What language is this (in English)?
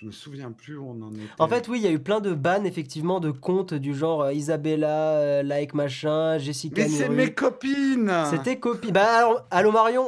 French